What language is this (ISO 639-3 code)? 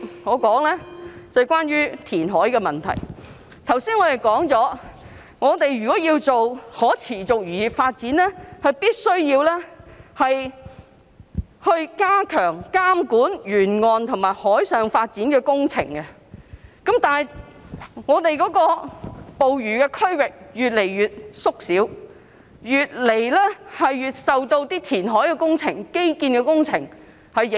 yue